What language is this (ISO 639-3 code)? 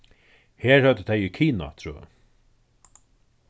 fao